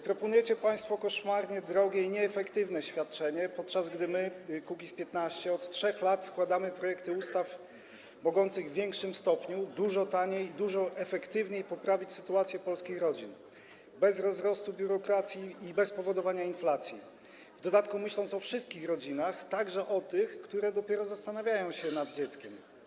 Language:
Polish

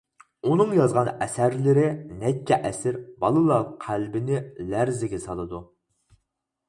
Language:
Uyghur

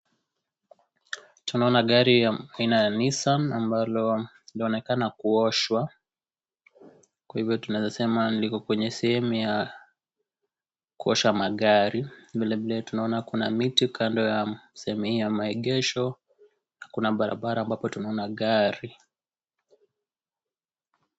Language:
Swahili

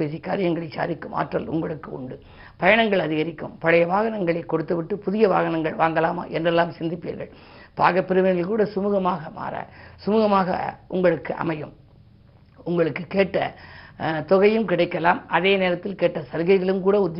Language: Tamil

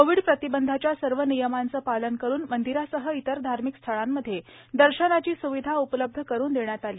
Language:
Marathi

